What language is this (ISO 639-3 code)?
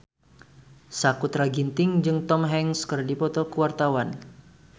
sun